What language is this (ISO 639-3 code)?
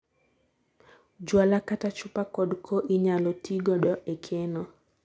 luo